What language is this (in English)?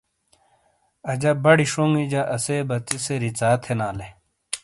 Shina